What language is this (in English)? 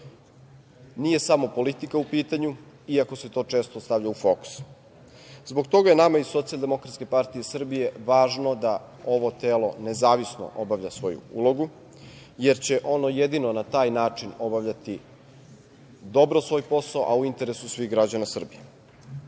Serbian